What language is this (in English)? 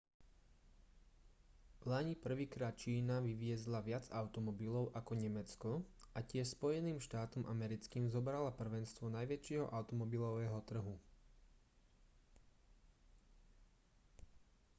Slovak